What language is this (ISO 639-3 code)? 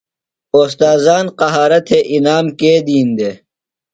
phl